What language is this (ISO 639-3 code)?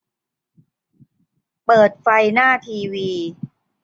tha